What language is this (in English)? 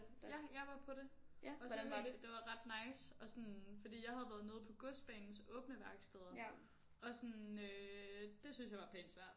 Danish